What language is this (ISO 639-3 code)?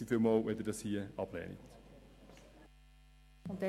gsw